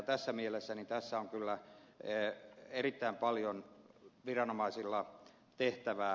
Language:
Finnish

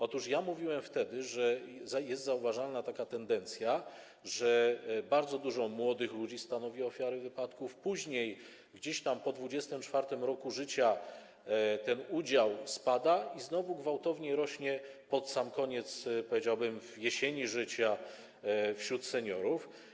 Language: Polish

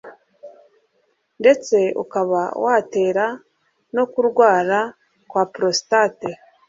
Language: Kinyarwanda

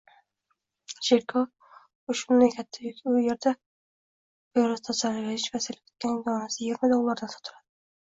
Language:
Uzbek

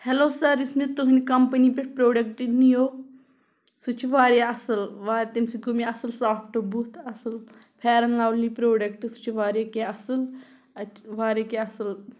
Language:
Kashmiri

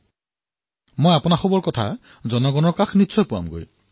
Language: Assamese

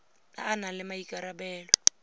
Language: Tswana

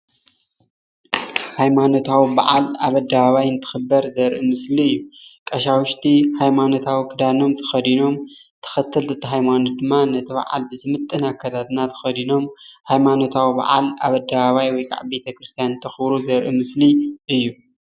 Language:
Tigrinya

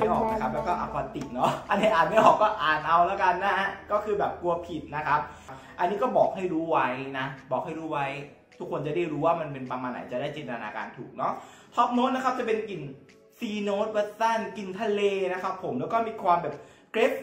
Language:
Thai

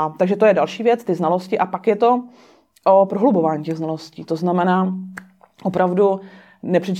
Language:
Czech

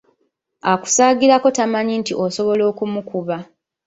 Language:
Ganda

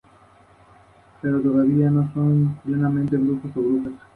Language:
Spanish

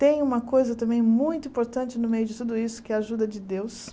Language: Portuguese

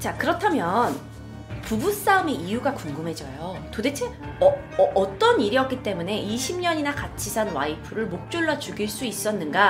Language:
Korean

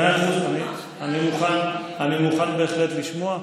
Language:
Hebrew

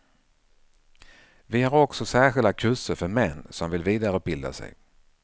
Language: Swedish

